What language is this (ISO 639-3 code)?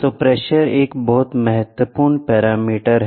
hin